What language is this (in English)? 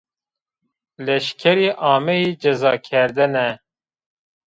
Zaza